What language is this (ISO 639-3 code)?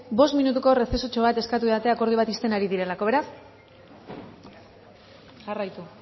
eus